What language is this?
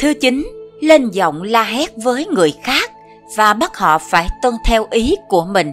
Vietnamese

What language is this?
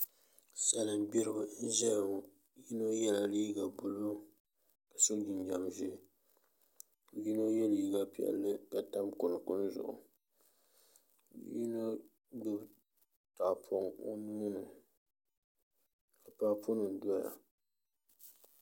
Dagbani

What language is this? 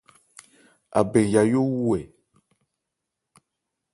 Ebrié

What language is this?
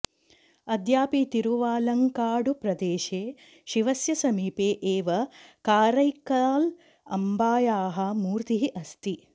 Sanskrit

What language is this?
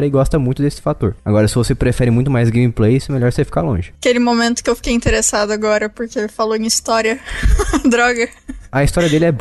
Portuguese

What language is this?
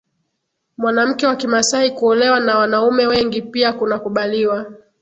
Swahili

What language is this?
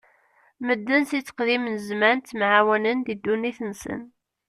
Kabyle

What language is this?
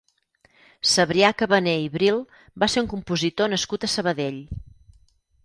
Catalan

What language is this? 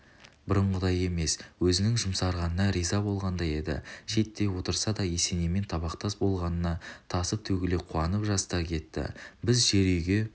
Kazakh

